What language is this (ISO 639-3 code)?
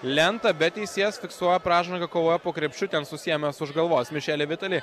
lit